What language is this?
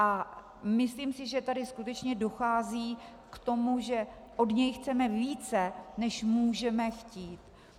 Czech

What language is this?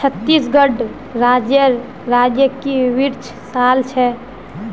Magahi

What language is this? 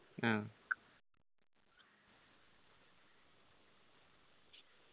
Malayalam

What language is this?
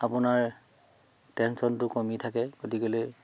Assamese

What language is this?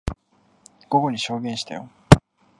Japanese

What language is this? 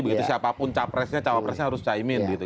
Indonesian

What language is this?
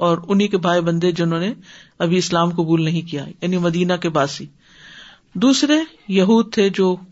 Urdu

